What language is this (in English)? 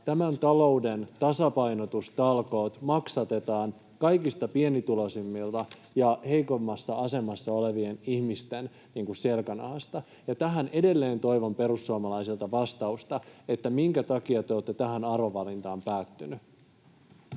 Finnish